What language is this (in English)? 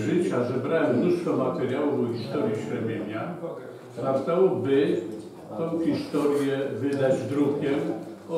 Polish